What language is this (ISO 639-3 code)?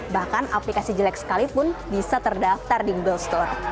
ind